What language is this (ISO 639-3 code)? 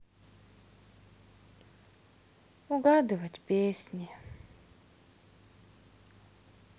rus